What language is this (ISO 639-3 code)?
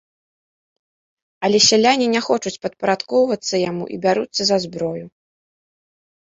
bel